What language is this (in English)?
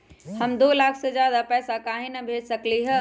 Magahi